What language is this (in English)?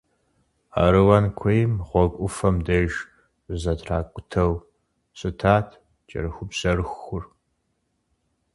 Kabardian